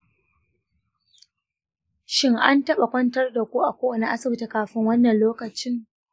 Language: Hausa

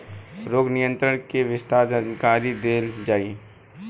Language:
Bhojpuri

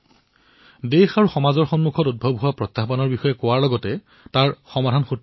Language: Assamese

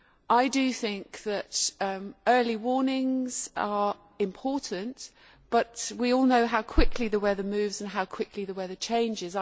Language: English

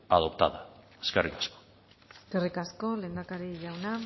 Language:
Basque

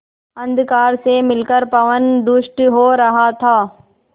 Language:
Hindi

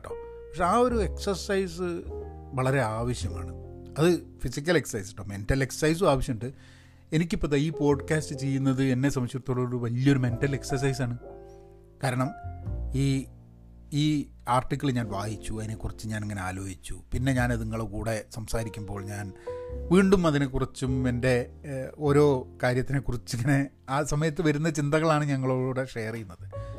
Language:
Malayalam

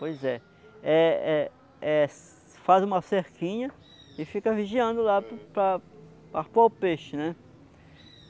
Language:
Portuguese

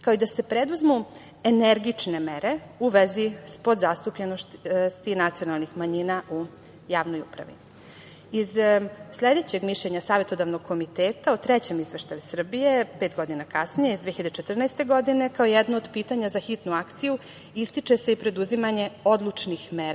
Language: Serbian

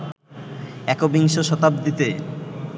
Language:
Bangla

